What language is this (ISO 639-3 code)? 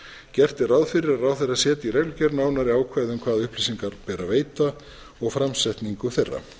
isl